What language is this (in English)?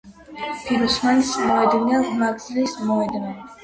Georgian